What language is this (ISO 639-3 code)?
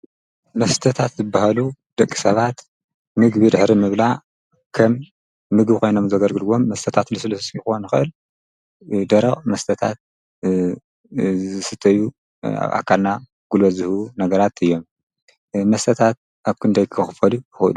tir